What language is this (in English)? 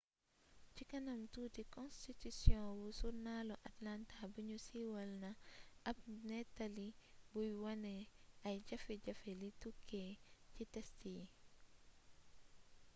Wolof